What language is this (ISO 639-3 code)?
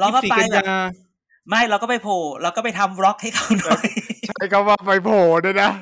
tha